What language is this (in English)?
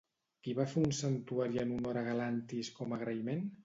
Catalan